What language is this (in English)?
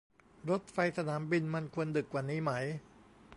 Thai